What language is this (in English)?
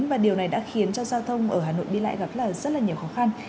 Vietnamese